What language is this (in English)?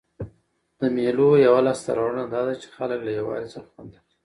Pashto